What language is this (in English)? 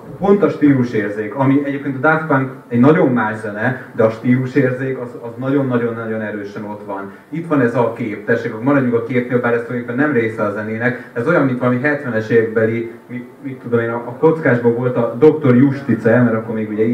Hungarian